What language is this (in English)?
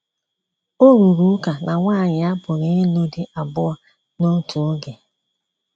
Igbo